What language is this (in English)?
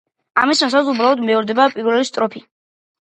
Georgian